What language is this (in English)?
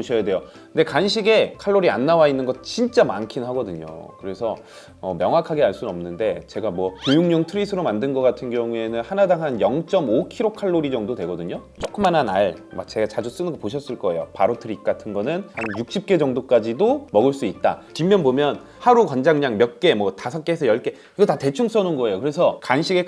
Korean